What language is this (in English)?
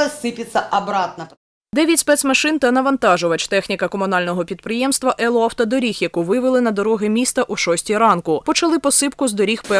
Ukrainian